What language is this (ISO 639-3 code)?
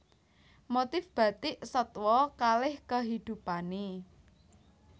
jav